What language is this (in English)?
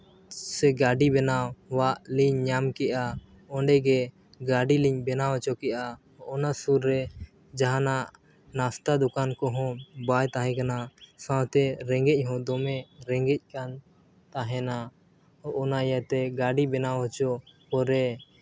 Santali